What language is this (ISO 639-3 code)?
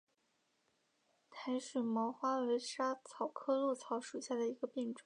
zho